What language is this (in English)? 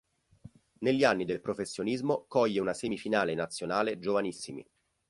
Italian